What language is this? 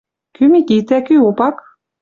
Western Mari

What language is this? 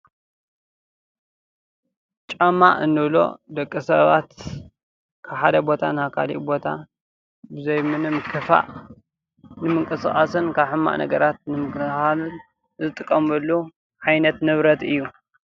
Tigrinya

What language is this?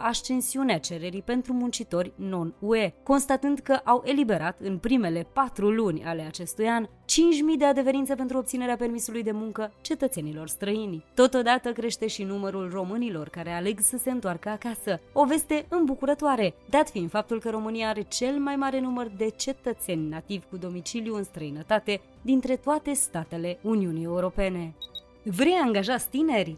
Romanian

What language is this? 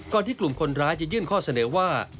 Thai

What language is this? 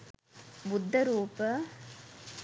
Sinhala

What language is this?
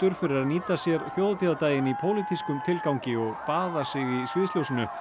Icelandic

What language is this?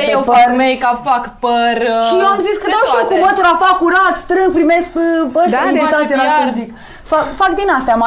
Romanian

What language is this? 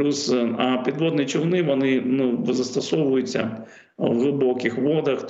Ukrainian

